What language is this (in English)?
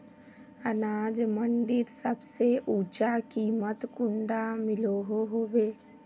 Magahi